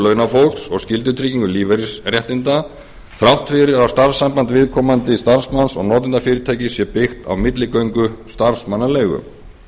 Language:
Icelandic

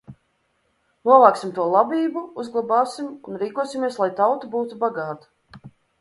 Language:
Latvian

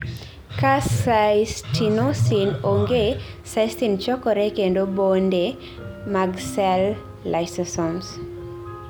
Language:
Luo (Kenya and Tanzania)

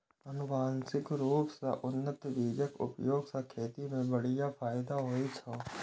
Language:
Maithili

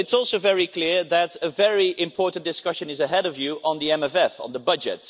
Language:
English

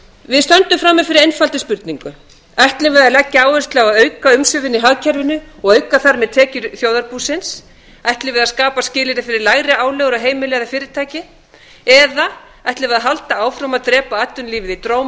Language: Icelandic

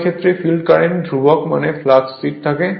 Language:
Bangla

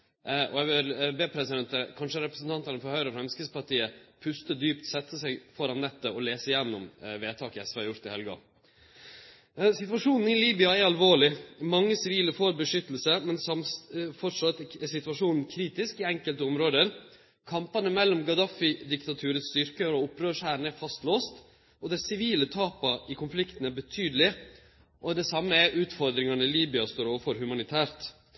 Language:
Norwegian Nynorsk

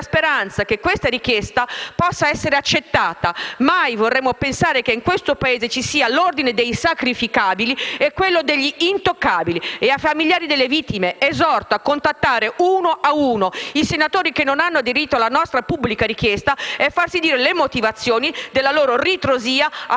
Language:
Italian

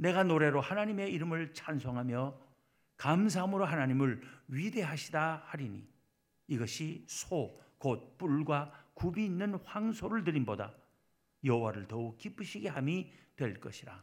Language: Korean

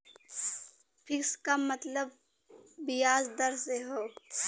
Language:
Bhojpuri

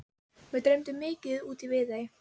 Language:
Icelandic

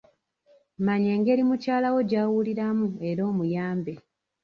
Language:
Ganda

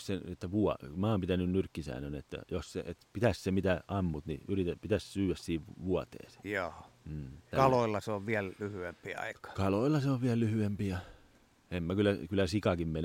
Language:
Finnish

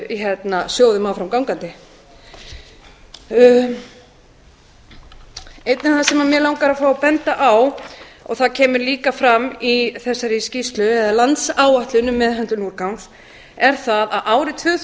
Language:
Icelandic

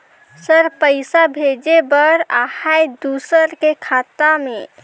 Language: Chhattisgarhi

